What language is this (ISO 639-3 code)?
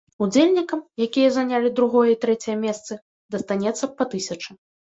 bel